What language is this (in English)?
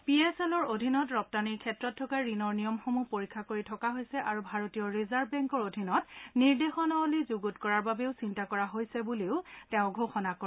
Assamese